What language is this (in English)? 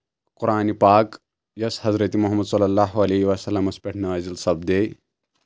Kashmiri